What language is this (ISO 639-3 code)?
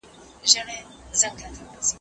pus